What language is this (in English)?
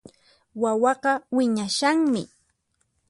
Puno Quechua